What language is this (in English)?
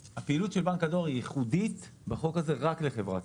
Hebrew